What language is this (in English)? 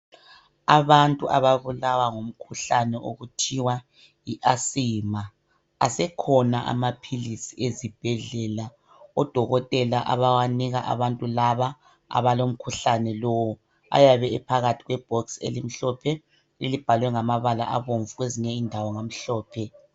North Ndebele